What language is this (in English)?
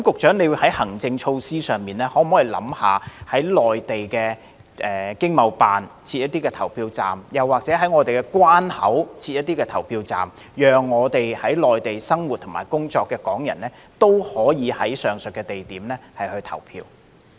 Cantonese